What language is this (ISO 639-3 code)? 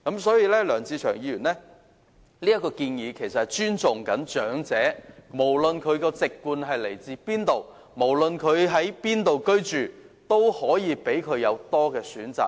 yue